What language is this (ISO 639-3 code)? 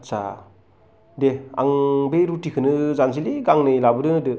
brx